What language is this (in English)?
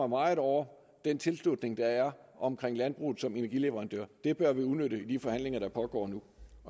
Danish